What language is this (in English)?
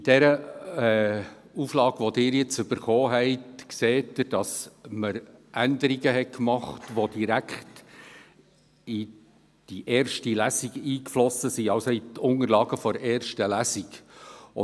Swiss German